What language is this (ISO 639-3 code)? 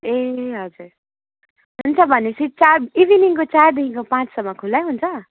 nep